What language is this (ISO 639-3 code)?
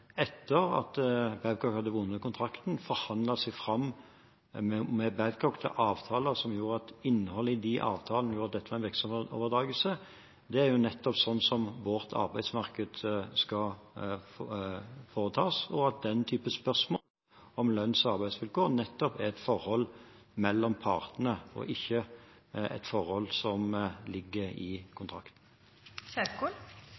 nob